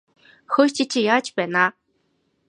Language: Mongolian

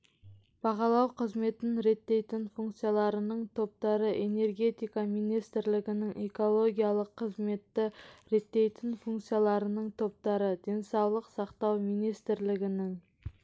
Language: Kazakh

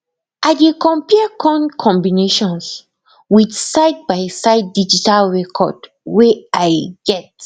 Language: Nigerian Pidgin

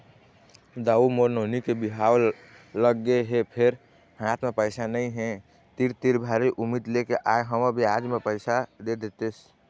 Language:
Chhattisgarhi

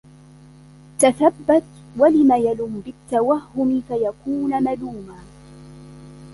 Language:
Arabic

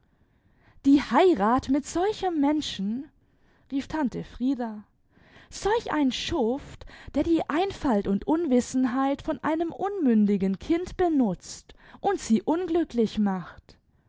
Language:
German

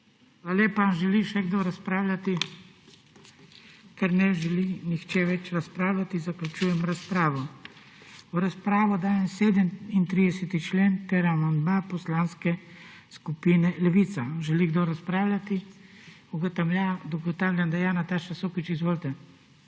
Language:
Slovenian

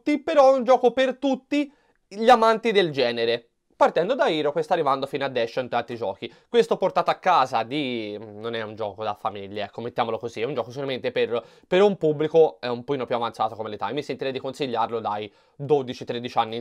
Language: Italian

